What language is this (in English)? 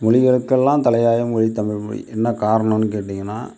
Tamil